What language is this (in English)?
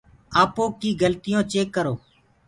Gurgula